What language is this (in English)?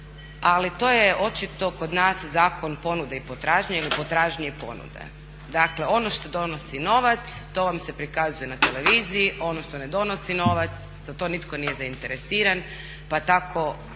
Croatian